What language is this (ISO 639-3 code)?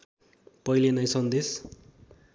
nep